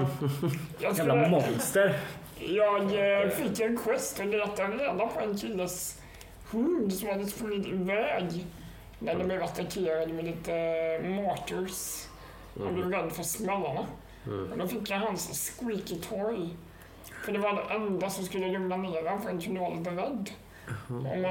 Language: Swedish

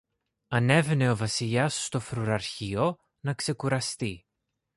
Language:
Greek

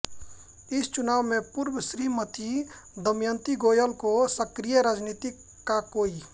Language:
Hindi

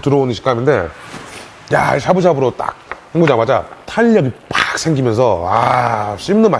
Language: Korean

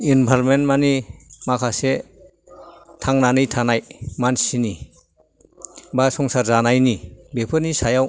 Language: Bodo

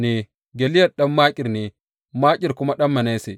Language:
Hausa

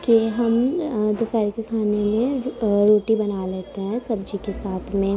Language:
Urdu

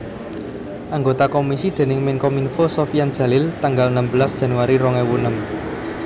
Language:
Javanese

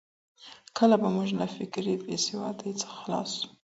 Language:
Pashto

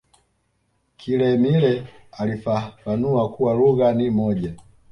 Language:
Swahili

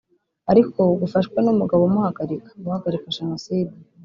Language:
Kinyarwanda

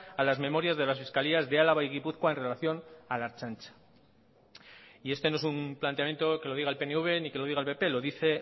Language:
Spanish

